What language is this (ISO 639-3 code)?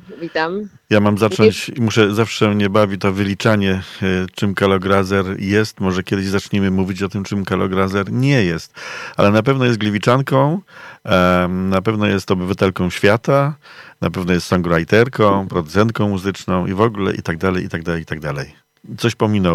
pol